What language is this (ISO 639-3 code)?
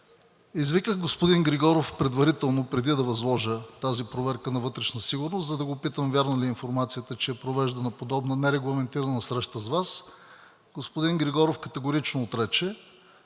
bul